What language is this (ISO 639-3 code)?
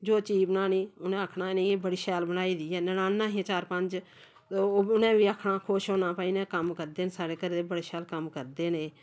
doi